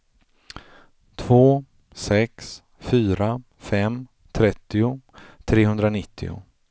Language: Swedish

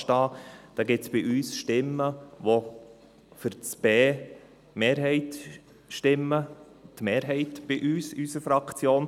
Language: Swiss German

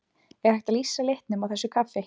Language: Icelandic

